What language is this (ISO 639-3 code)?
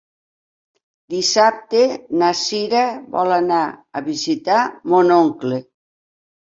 cat